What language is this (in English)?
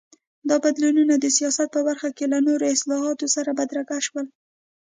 Pashto